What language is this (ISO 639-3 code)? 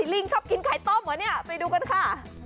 tha